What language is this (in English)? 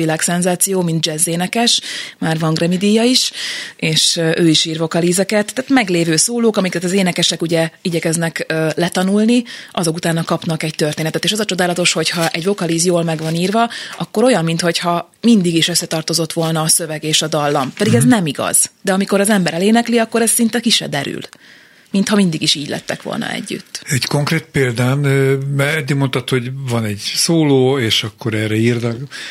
Hungarian